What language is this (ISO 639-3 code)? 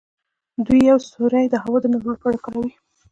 pus